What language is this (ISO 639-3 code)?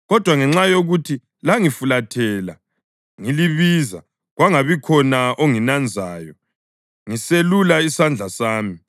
nde